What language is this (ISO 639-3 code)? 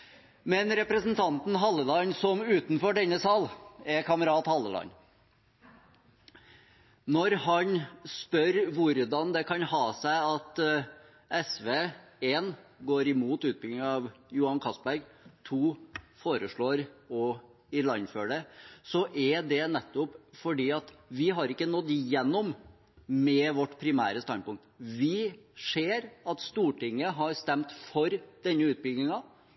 nob